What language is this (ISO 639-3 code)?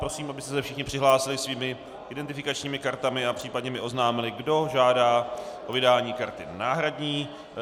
ces